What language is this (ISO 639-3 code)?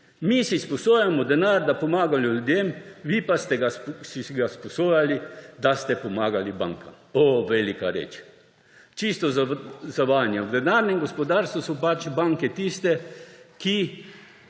slv